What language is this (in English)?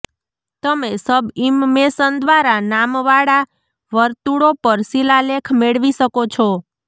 Gujarati